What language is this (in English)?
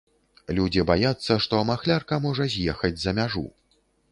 Belarusian